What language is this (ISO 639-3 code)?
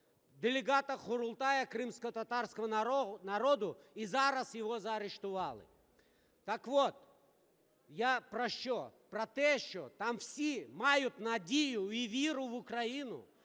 ukr